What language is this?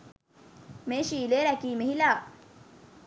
Sinhala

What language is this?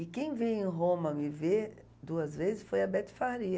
Portuguese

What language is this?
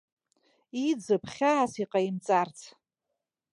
Abkhazian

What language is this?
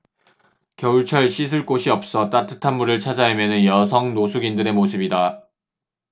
Korean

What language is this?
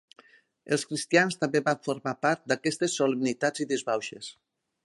Catalan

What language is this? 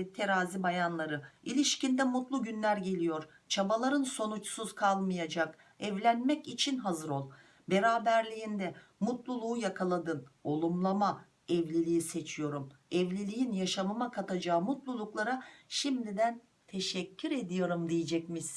Turkish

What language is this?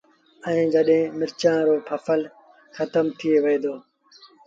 Sindhi Bhil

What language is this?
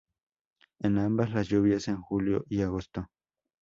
Spanish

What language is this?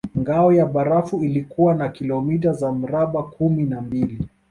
Swahili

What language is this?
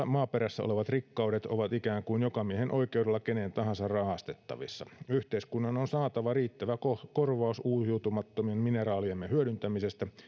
Finnish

